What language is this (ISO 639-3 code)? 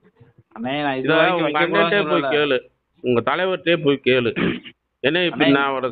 ara